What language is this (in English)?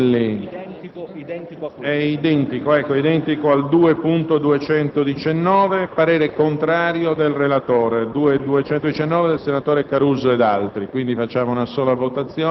Italian